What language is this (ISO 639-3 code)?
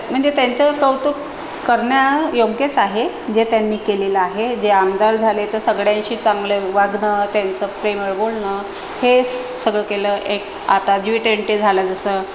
mar